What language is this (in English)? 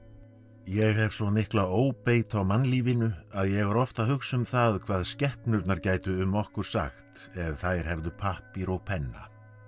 Icelandic